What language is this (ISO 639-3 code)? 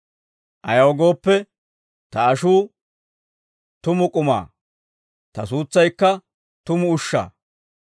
dwr